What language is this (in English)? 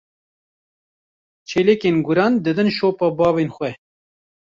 Kurdish